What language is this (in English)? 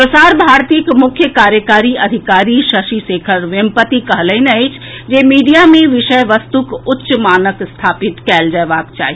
Maithili